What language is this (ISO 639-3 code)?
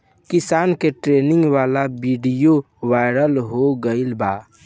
bho